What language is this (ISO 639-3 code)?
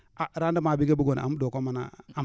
wol